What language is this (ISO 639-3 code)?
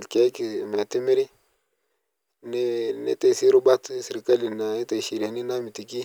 mas